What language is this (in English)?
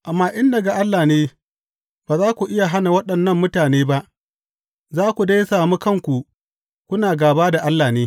Hausa